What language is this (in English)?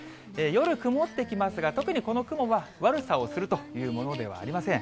Japanese